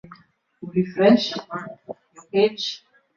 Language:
Swahili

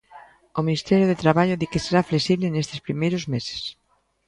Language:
Galician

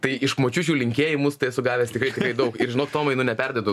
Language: Lithuanian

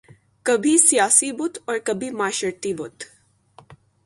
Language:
Urdu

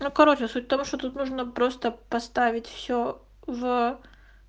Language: Russian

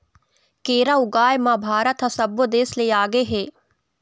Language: Chhattisgarhi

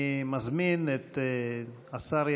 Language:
Hebrew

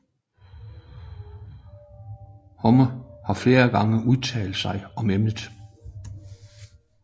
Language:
Danish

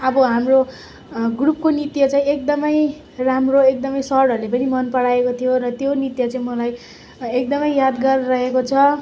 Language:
Nepali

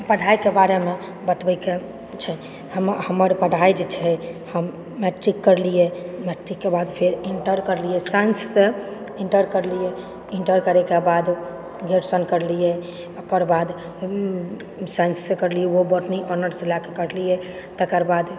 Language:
Maithili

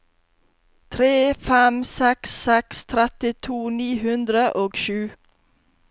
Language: Norwegian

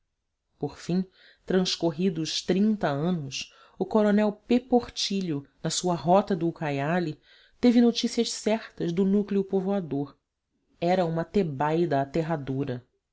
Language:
Portuguese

